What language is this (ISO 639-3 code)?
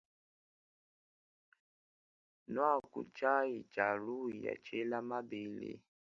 lua